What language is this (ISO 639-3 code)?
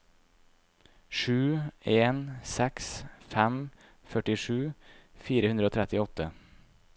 nor